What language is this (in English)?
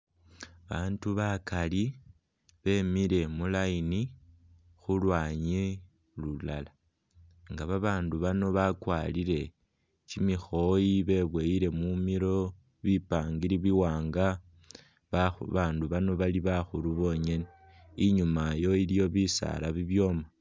Masaaba